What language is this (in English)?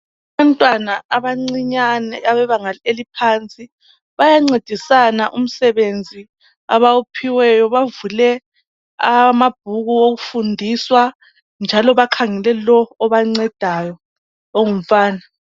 North Ndebele